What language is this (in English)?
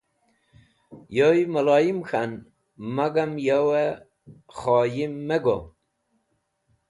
Wakhi